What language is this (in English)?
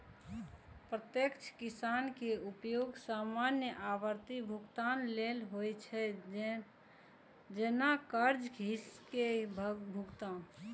Maithili